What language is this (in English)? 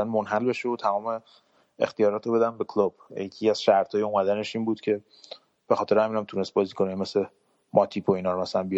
Persian